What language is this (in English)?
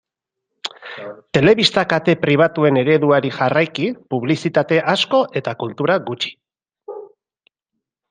Basque